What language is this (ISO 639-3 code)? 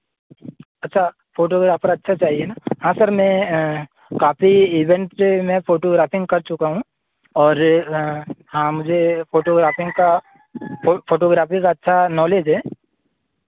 hin